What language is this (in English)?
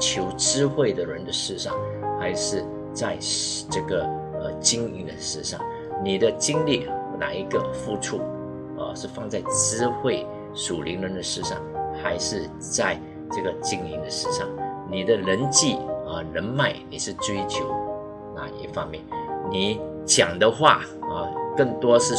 Chinese